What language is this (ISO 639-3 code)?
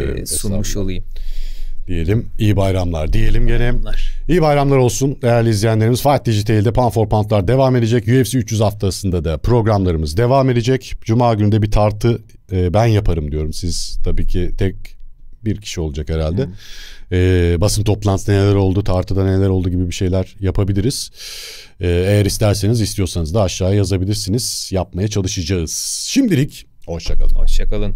tur